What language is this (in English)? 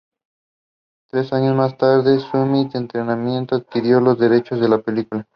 Spanish